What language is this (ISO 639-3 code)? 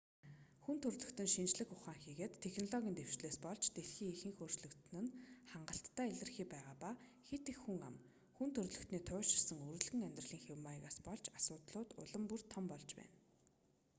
mon